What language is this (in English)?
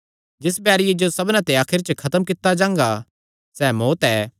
Kangri